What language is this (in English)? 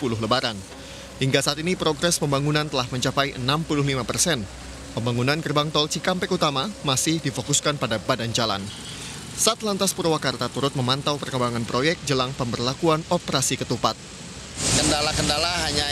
Indonesian